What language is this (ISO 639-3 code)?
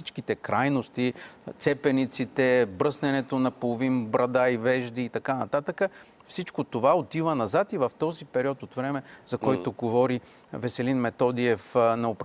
bul